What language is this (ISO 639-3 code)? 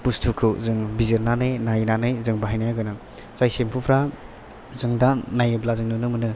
brx